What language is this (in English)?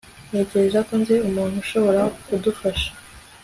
Kinyarwanda